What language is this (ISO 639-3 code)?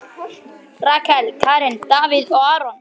isl